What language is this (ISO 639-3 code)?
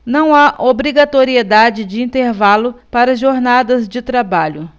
por